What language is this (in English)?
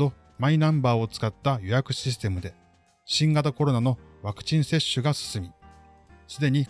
Japanese